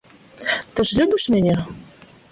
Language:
Belarusian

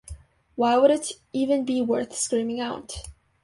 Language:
English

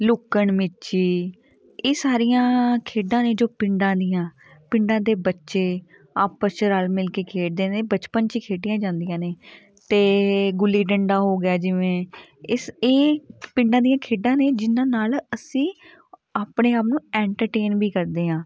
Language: Punjabi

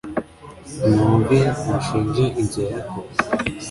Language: Kinyarwanda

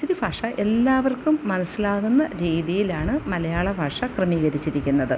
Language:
Malayalam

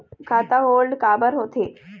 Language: Chhattisgarhi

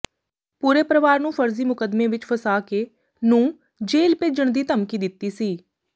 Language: Punjabi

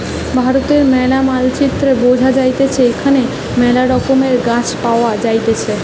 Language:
Bangla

